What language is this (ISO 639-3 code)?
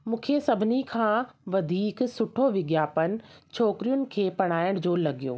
snd